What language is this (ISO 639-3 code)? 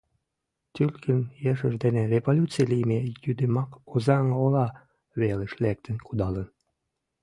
chm